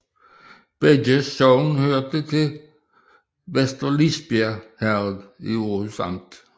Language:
Danish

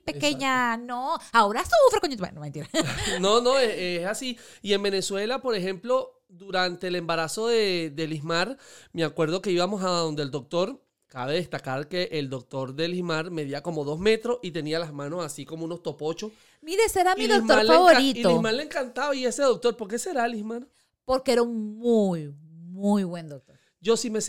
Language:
Spanish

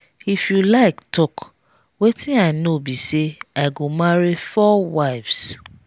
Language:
Nigerian Pidgin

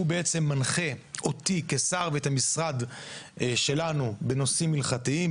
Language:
Hebrew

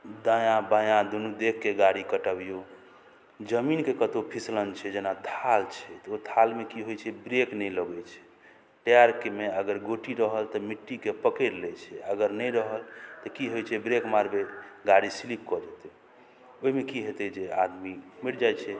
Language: Maithili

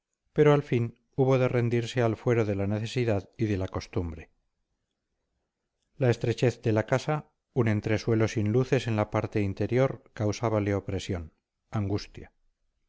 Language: Spanish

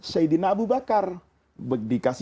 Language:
Indonesian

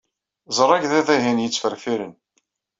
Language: Kabyle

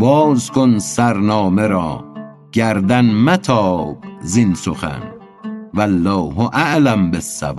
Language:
Persian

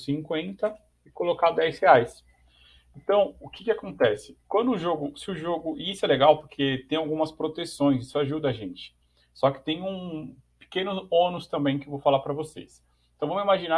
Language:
Portuguese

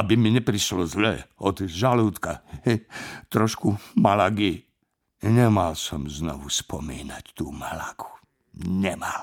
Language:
Slovak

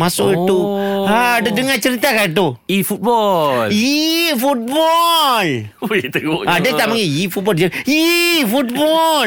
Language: Malay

